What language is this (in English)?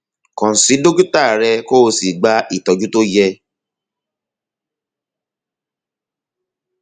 Yoruba